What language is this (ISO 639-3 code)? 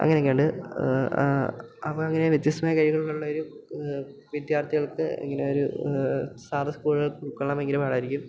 mal